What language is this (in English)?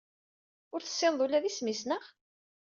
Kabyle